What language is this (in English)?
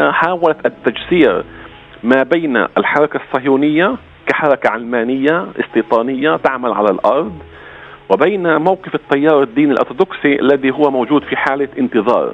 Arabic